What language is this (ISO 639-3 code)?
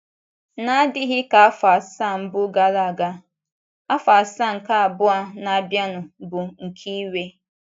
ibo